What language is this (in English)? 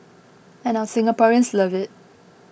English